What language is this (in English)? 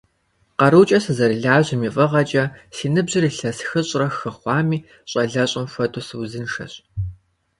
Kabardian